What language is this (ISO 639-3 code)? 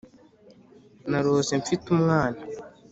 kin